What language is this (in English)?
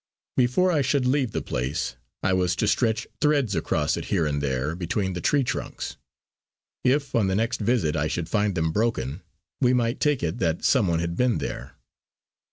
English